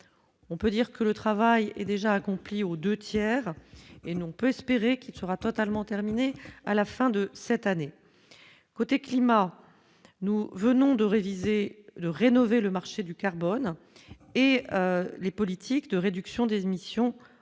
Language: French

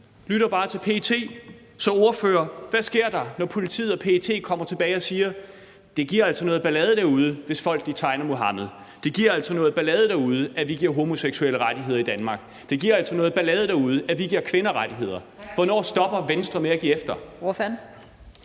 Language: Danish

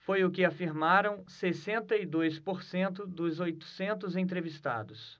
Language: Portuguese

